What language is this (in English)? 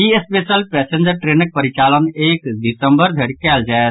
Maithili